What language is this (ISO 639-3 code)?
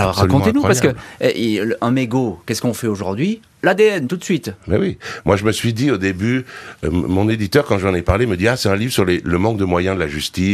fra